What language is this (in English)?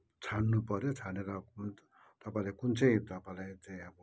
Nepali